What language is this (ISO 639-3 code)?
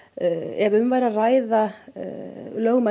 isl